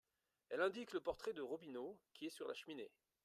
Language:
French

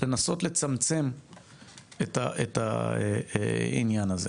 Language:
Hebrew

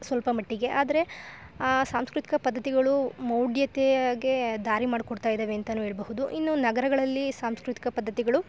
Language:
Kannada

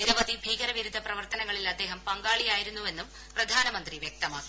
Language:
Malayalam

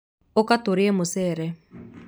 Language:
Kikuyu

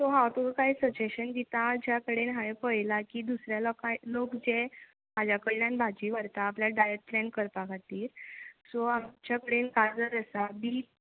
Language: Konkani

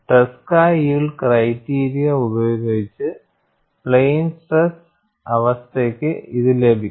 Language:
Malayalam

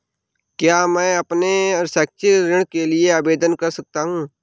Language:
Hindi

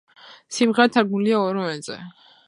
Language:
Georgian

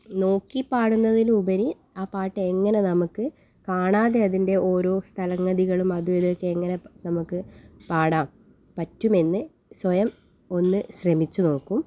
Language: Malayalam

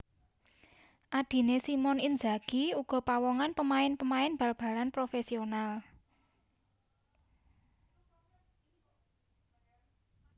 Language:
Javanese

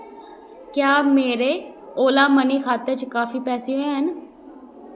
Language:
Dogri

